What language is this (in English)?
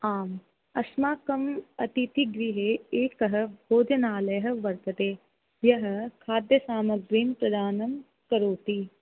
Sanskrit